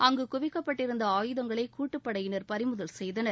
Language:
Tamil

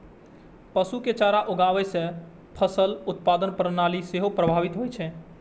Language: Maithili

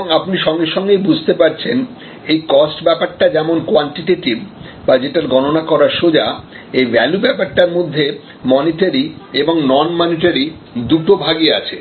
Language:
Bangla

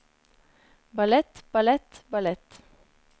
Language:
Norwegian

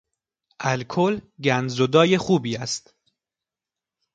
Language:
Persian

